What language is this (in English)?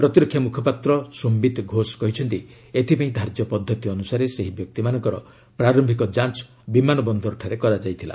Odia